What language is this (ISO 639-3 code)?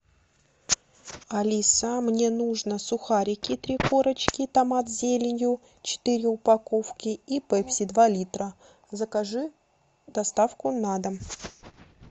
rus